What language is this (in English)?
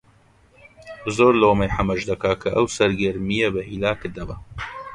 Central Kurdish